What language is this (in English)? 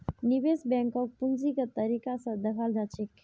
Magahi